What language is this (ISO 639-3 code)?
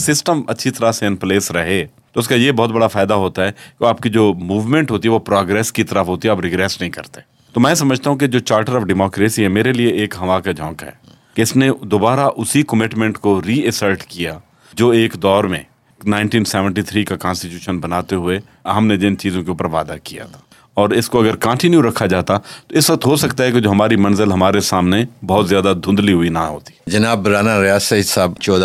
urd